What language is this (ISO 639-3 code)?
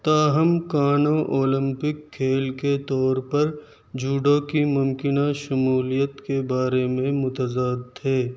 urd